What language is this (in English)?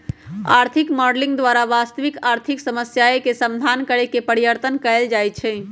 Magahi